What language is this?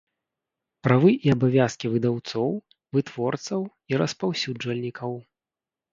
Belarusian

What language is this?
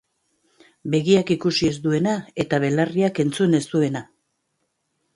Basque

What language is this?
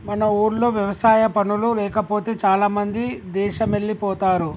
Telugu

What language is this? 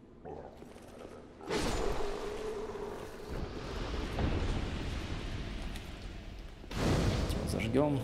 Russian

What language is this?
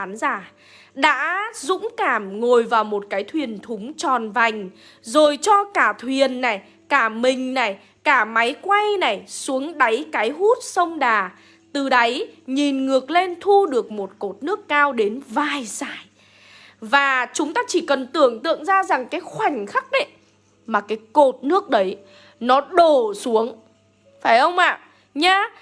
Vietnamese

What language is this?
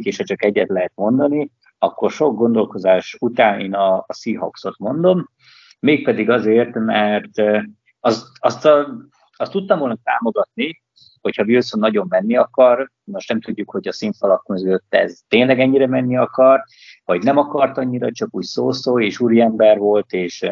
Hungarian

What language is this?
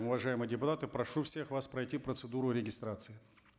Kazakh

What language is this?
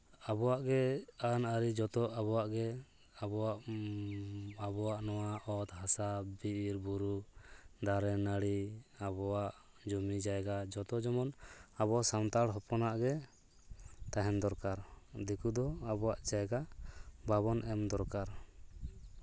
Santali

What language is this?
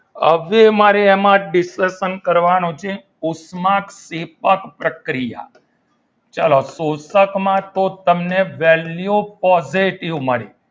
Gujarati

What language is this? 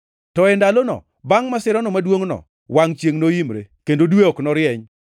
Luo (Kenya and Tanzania)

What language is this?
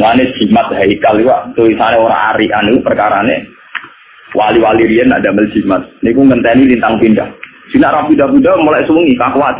Indonesian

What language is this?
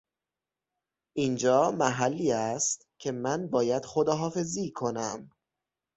Persian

